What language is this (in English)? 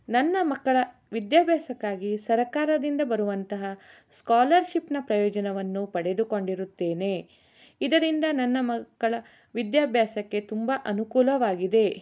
Kannada